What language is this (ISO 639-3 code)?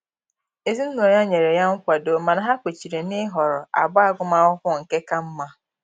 ibo